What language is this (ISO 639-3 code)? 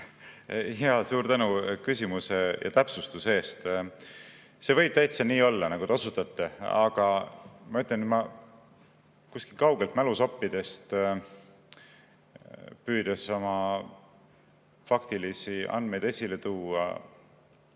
est